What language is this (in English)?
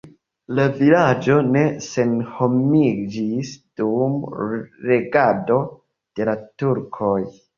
Esperanto